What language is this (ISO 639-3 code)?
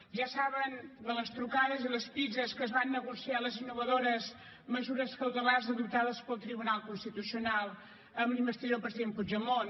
cat